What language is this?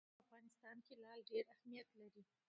Pashto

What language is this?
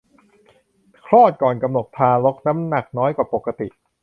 Thai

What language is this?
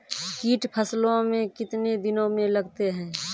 Maithili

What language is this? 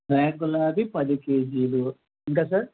Telugu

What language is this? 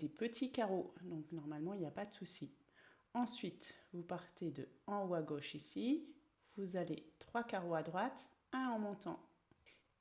French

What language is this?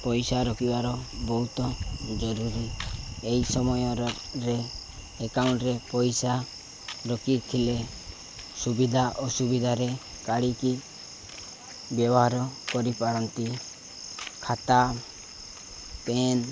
Odia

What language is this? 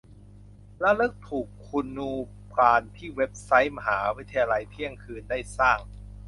Thai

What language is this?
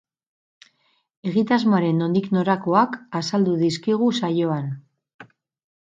Basque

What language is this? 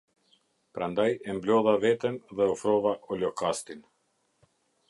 Albanian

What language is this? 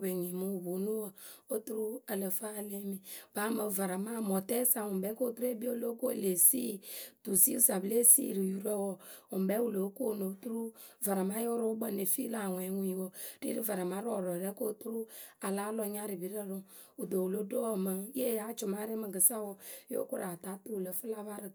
Akebu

